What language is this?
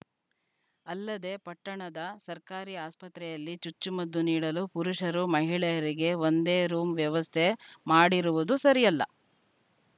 Kannada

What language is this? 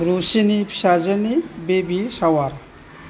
Bodo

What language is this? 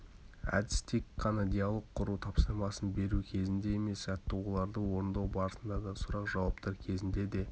Kazakh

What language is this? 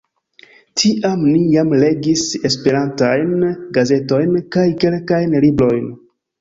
Esperanto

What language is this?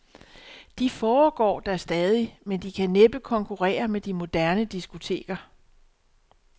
Danish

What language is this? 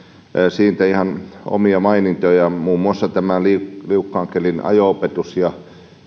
Finnish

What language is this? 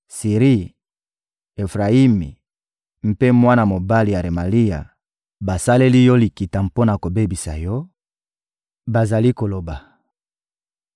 Lingala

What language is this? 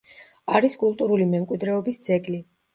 Georgian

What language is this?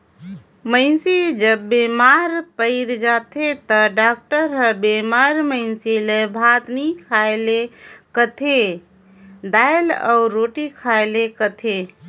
Chhattisgarhi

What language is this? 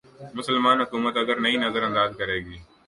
Urdu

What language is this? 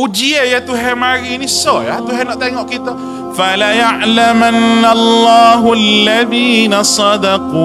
Malay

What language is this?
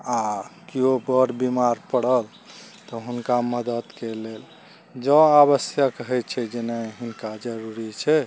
Maithili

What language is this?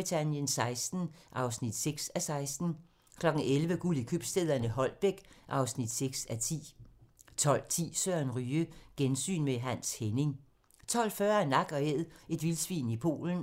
Danish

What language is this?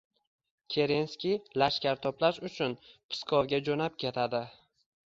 Uzbek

